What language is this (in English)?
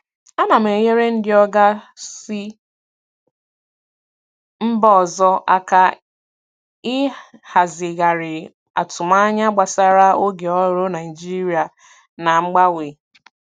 Igbo